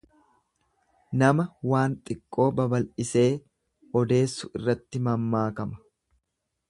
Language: Oromo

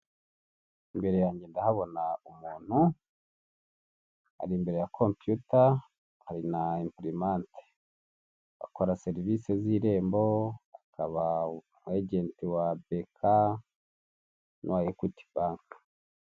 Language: Kinyarwanda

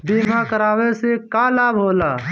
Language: Bhojpuri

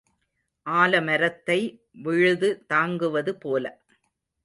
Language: Tamil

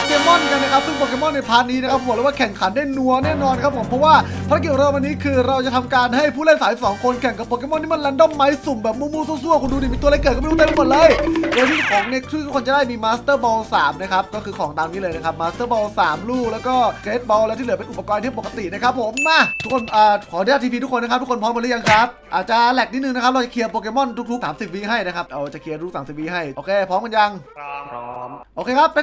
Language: Thai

